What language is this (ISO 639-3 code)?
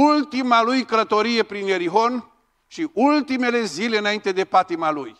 ron